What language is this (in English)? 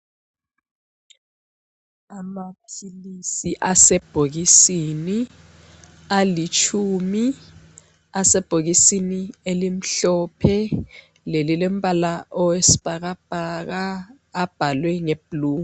North Ndebele